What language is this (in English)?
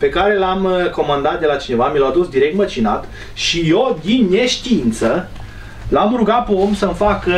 Romanian